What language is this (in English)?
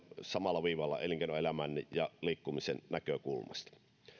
Finnish